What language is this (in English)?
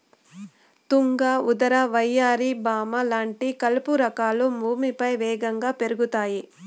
Telugu